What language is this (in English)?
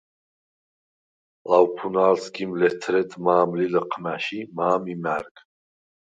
Svan